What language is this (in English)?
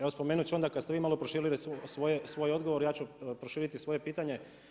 Croatian